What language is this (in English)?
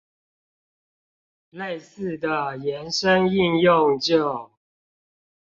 Chinese